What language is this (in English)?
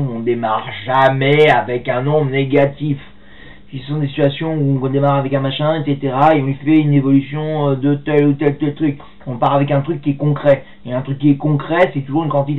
French